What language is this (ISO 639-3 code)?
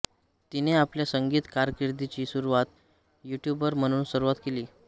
mar